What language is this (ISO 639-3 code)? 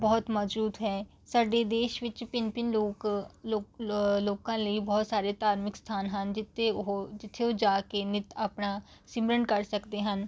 pan